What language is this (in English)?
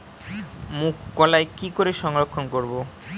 Bangla